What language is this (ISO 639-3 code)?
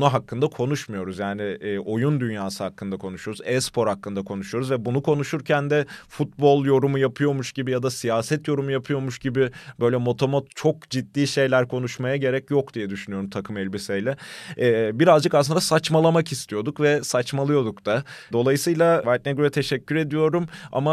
tur